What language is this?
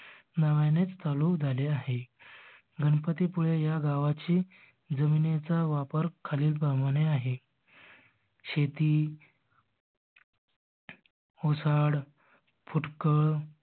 Marathi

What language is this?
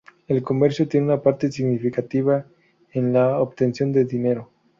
Spanish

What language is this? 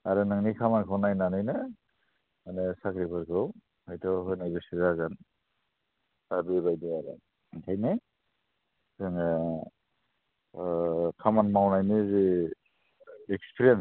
Bodo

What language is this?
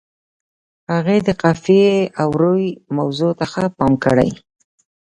Pashto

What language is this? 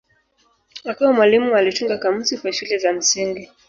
Swahili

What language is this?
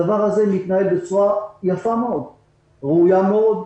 Hebrew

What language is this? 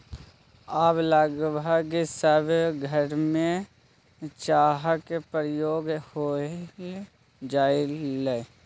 Maithili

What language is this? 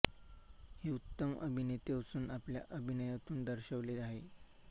Marathi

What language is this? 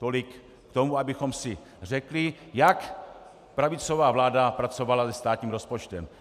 Czech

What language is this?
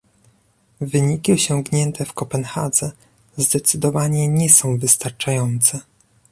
Polish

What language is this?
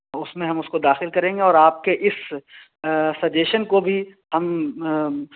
Urdu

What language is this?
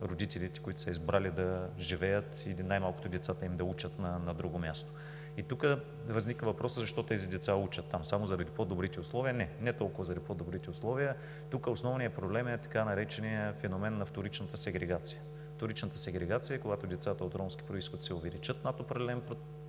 Bulgarian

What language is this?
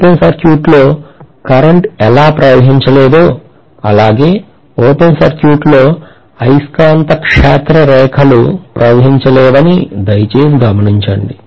Telugu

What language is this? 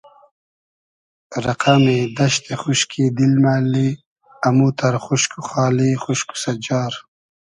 Hazaragi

